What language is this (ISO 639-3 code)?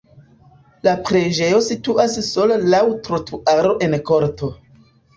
epo